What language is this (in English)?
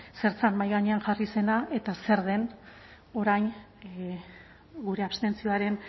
Basque